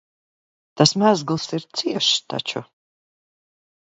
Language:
Latvian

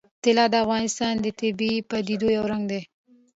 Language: Pashto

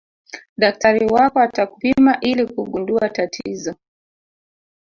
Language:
Swahili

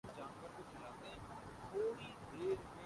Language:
Urdu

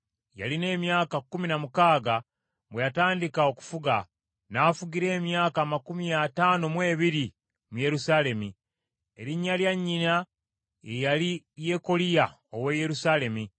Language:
Ganda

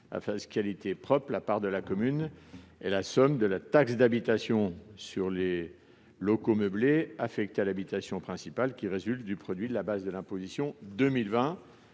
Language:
French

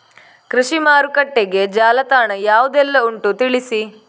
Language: Kannada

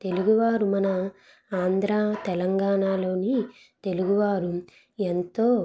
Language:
Telugu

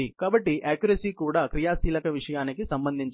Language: Telugu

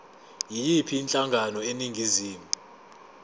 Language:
Zulu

